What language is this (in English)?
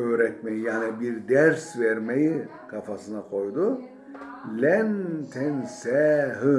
Turkish